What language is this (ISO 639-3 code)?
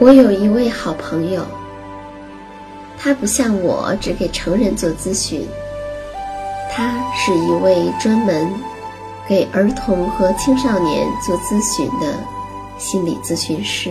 zho